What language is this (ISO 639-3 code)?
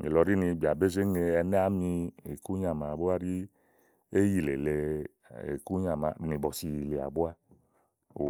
ahl